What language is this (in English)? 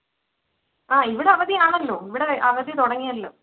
Malayalam